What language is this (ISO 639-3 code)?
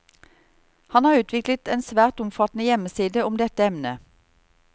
nor